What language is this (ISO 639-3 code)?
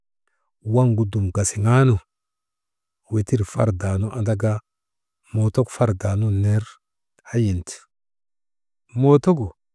mde